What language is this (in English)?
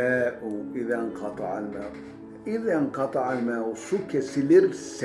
Turkish